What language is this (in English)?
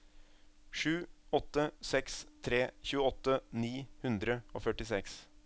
Norwegian